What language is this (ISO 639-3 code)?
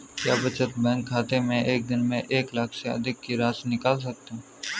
hin